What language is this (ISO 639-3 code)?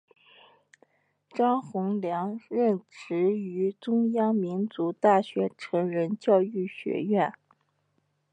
zho